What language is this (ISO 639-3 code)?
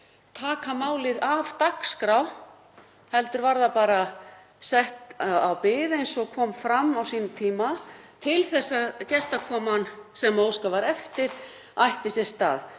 isl